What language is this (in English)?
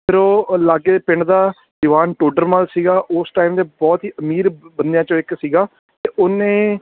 Punjabi